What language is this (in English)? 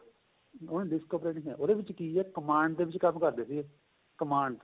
Punjabi